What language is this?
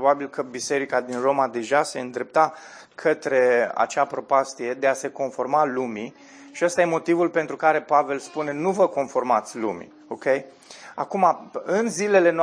Romanian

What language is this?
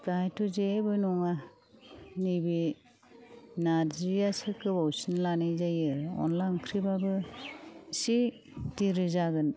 Bodo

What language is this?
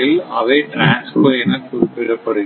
Tamil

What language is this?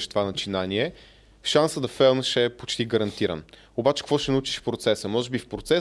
Bulgarian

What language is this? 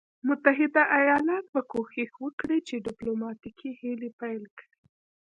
Pashto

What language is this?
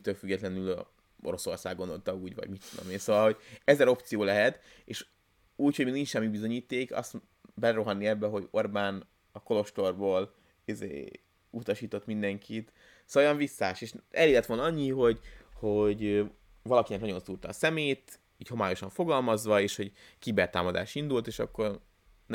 Hungarian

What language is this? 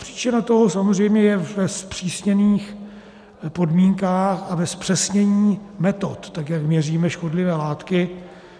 Czech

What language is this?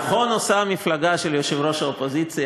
Hebrew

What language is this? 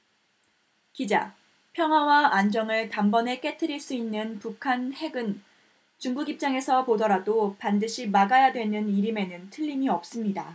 Korean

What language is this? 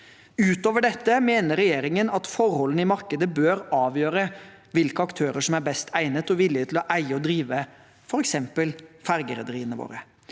Norwegian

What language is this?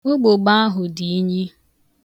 Igbo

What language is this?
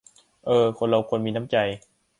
Thai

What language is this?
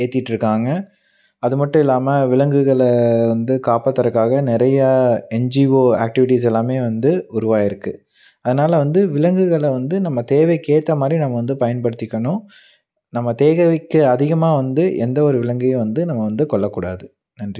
Tamil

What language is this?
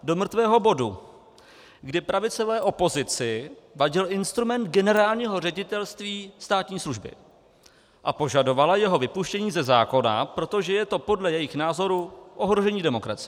Czech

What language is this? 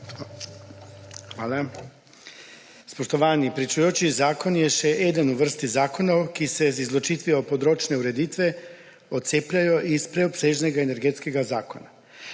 Slovenian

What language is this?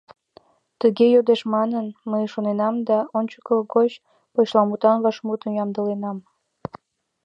Mari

